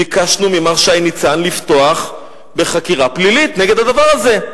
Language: Hebrew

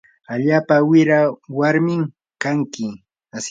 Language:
Yanahuanca Pasco Quechua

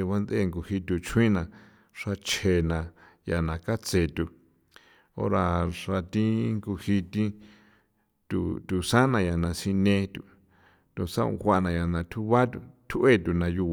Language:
San Felipe Otlaltepec Popoloca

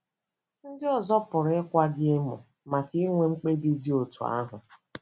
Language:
Igbo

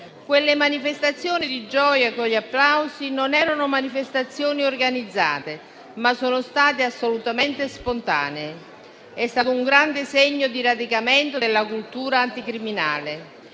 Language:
Italian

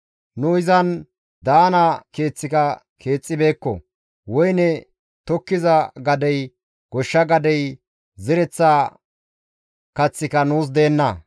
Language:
Gamo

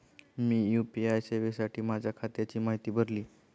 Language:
Marathi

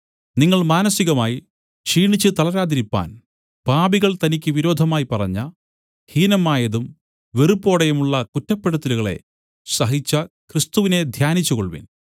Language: Malayalam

